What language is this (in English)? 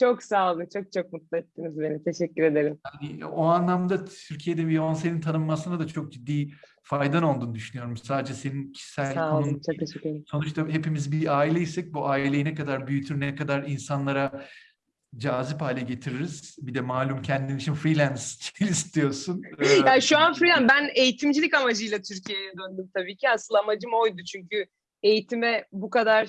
Turkish